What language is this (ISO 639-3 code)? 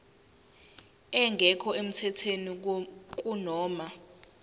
zul